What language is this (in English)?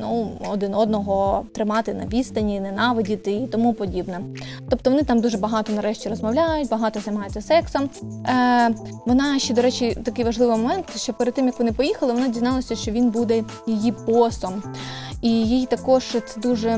Ukrainian